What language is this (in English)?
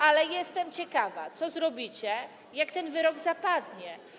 Polish